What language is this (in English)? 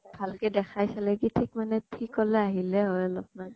Assamese